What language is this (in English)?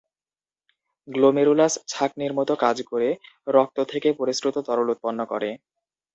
Bangla